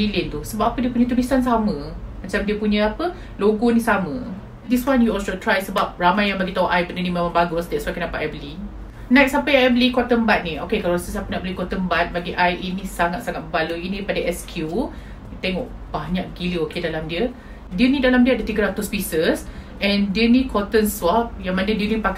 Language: Malay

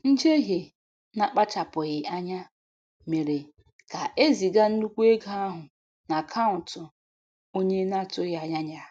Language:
Igbo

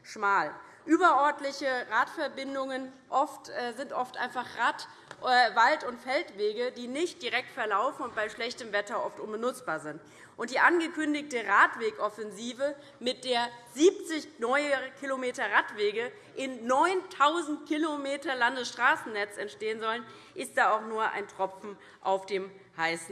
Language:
German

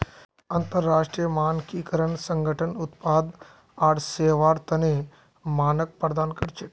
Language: Magahi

